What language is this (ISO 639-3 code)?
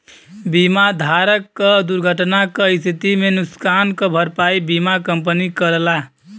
bho